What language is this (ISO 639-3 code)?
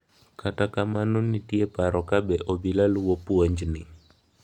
luo